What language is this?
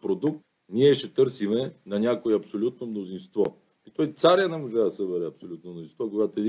Bulgarian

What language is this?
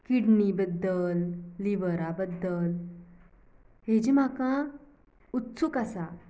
Konkani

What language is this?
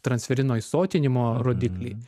Lithuanian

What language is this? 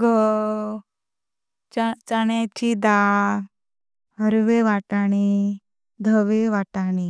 Konkani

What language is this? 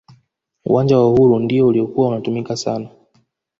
Swahili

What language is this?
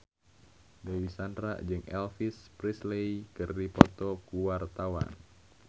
Sundanese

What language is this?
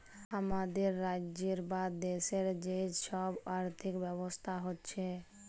Bangla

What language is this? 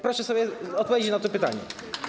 Polish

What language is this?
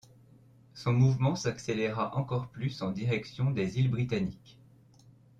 French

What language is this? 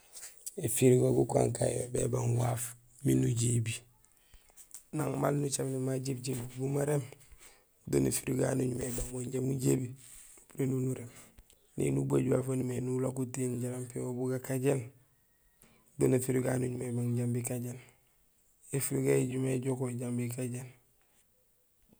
Gusilay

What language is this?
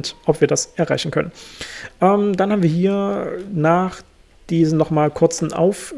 German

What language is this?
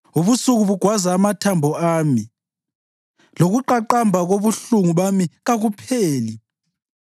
North Ndebele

